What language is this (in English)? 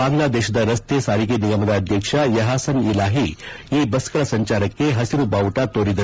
Kannada